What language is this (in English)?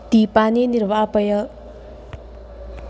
Sanskrit